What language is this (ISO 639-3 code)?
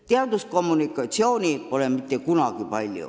est